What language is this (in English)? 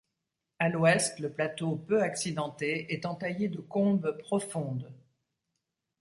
French